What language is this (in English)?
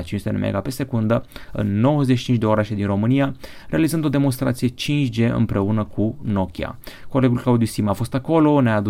Romanian